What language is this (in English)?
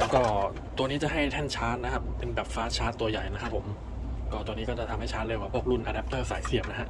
Thai